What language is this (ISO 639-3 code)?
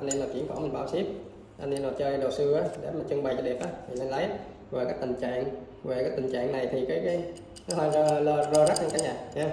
vie